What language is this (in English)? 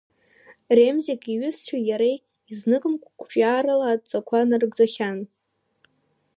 Abkhazian